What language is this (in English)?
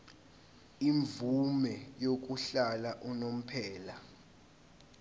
Zulu